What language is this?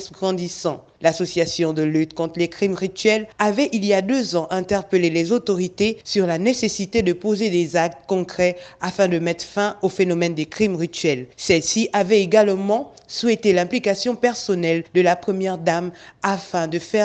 French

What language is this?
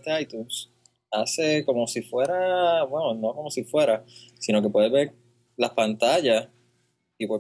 Spanish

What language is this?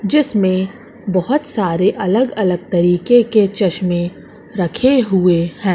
Hindi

